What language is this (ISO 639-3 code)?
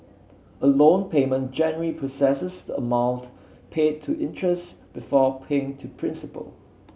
eng